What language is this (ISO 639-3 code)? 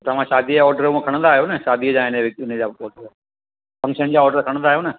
snd